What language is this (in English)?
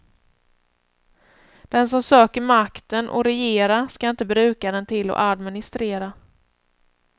Swedish